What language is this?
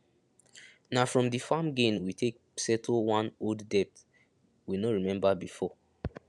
Nigerian Pidgin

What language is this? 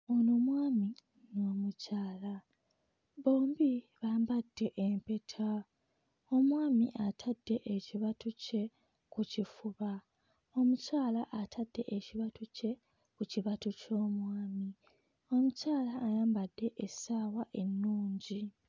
Ganda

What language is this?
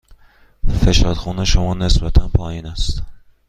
Persian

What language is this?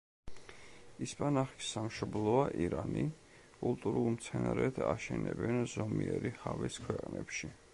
Georgian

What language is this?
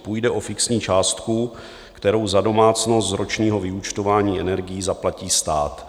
Czech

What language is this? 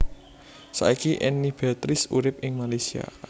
Javanese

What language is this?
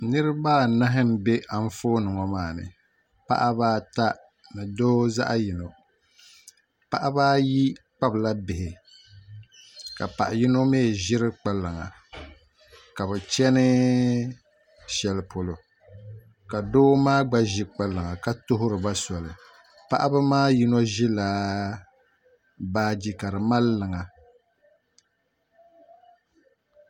Dagbani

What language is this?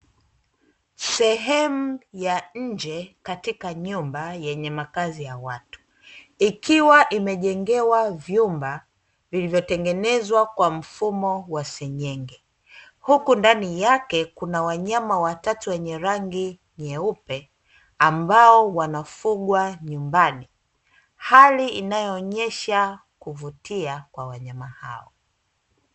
Swahili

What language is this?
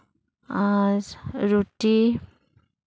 Santali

